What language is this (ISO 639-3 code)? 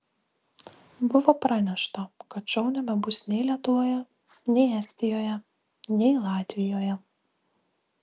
lit